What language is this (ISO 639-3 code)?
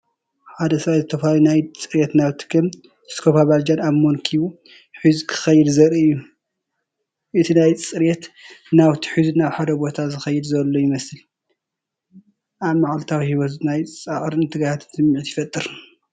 tir